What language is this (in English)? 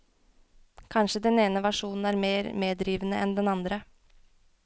Norwegian